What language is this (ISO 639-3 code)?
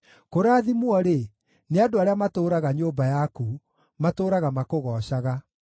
kik